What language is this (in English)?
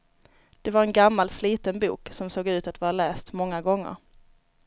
Swedish